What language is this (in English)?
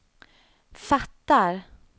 Swedish